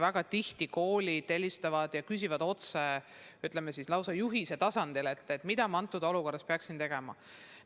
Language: Estonian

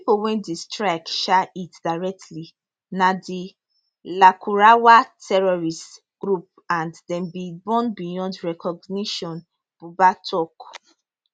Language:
Nigerian Pidgin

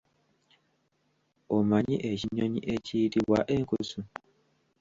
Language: Ganda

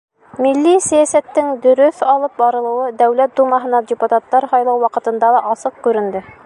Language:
Bashkir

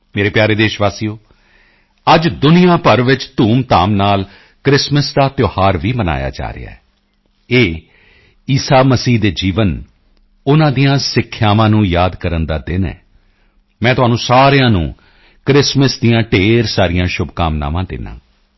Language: Punjabi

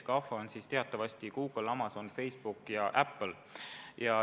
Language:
Estonian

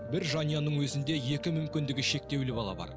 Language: Kazakh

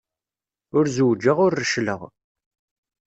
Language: Kabyle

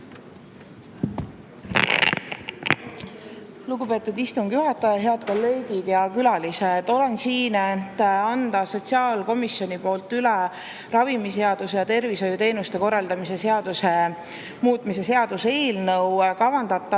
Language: Estonian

